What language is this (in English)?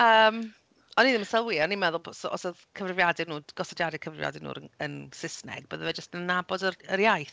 Welsh